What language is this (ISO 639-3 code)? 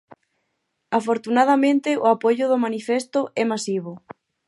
glg